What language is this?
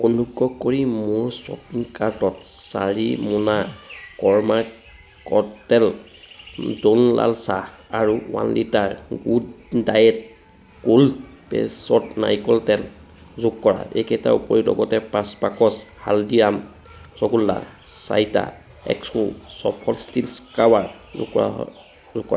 Assamese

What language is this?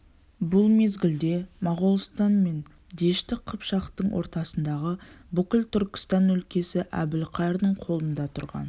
Kazakh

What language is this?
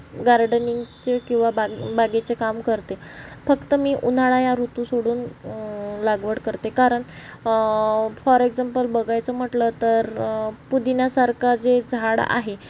Marathi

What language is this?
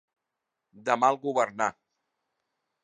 Catalan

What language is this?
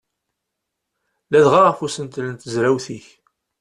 Kabyle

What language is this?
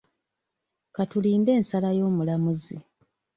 Ganda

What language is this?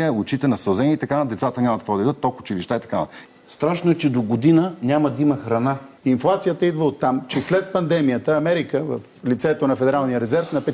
Bulgarian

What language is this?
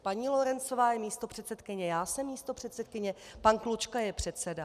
Czech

